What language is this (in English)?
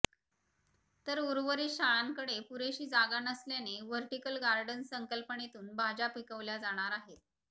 Marathi